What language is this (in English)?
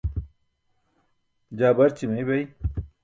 Burushaski